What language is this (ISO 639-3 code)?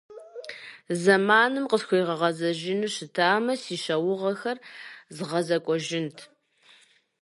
kbd